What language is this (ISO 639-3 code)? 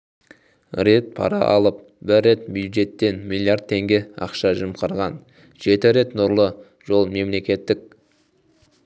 kaz